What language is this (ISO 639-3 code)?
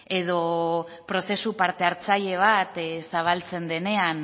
eus